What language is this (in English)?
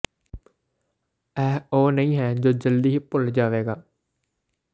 Punjabi